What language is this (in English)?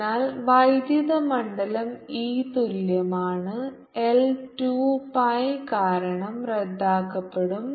Malayalam